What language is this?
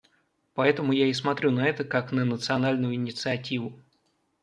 Russian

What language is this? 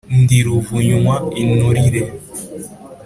Kinyarwanda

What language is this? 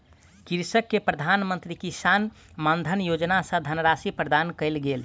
Maithili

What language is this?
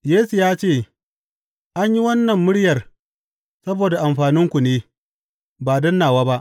Hausa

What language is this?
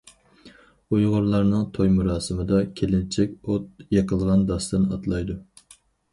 Uyghur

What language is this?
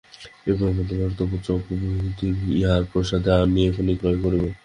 Bangla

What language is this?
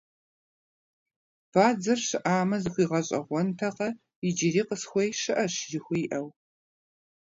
Kabardian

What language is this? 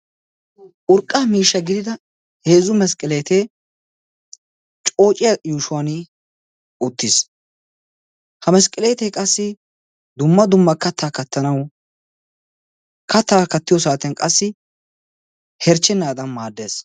Wolaytta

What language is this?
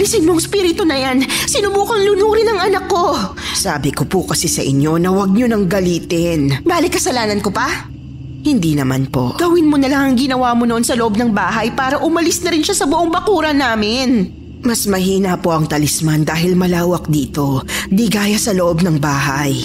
Filipino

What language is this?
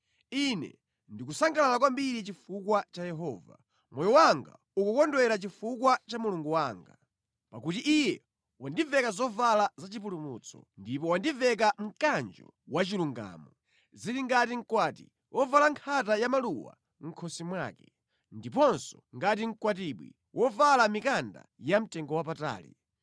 Nyanja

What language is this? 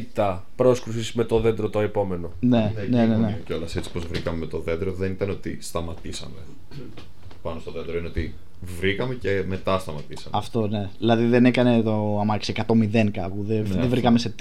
Greek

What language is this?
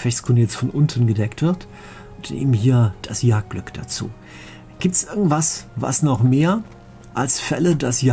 German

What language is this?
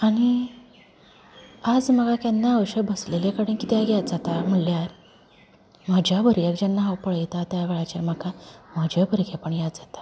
Konkani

